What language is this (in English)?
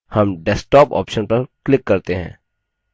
Hindi